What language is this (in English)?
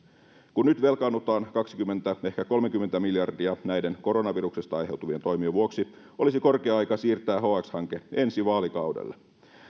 Finnish